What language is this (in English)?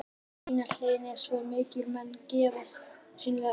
Icelandic